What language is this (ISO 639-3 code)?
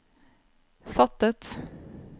nor